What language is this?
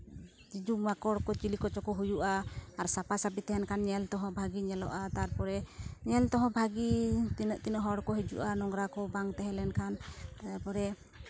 Santali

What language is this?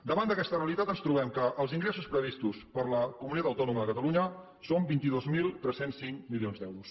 Catalan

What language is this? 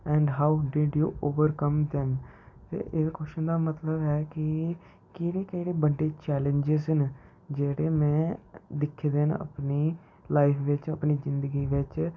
Dogri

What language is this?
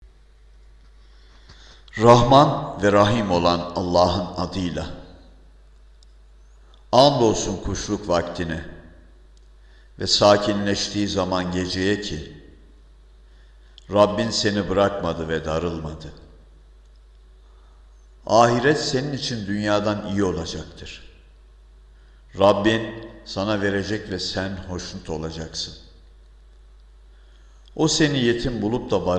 Turkish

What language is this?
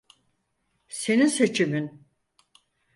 Turkish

